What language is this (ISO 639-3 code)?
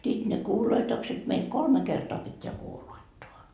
fin